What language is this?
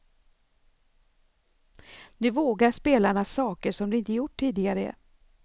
Swedish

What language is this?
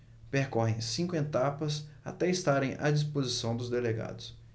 Portuguese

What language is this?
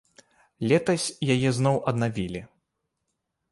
Belarusian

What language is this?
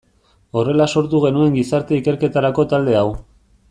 Basque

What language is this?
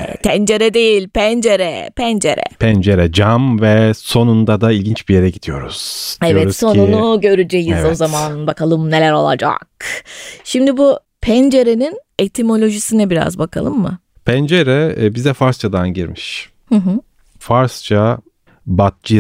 Turkish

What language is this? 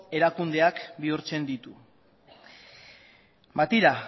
Basque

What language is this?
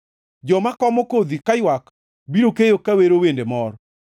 Luo (Kenya and Tanzania)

